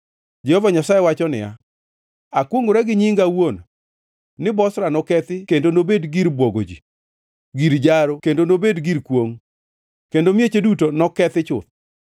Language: Luo (Kenya and Tanzania)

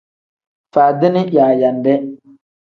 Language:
Tem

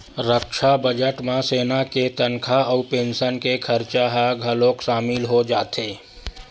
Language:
Chhattisgarhi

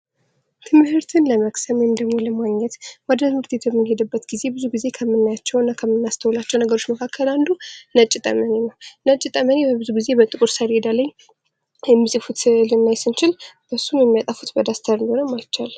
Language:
Amharic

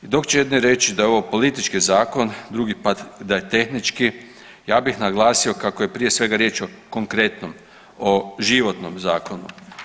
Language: Croatian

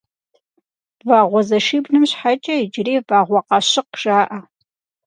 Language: Kabardian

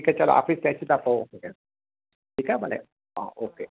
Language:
Sindhi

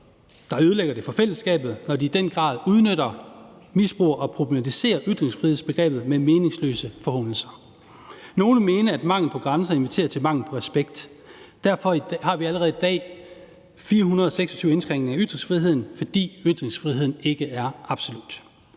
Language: Danish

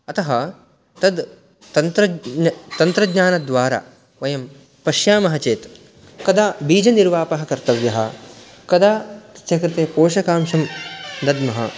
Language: Sanskrit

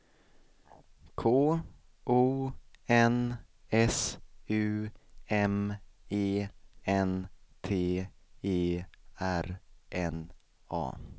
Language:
Swedish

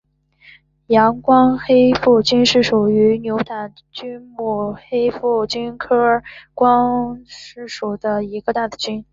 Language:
Chinese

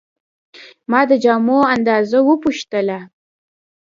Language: Pashto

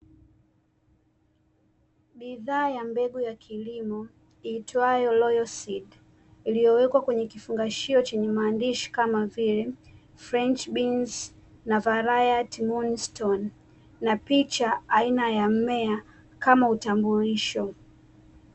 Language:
Swahili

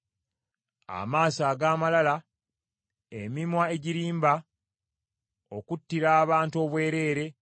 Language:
Ganda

